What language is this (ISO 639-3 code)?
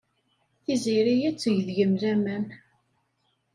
kab